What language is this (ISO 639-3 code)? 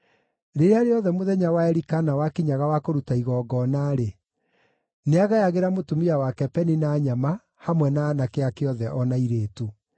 kik